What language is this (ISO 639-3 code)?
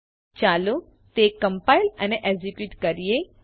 guj